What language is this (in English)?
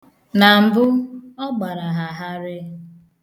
Igbo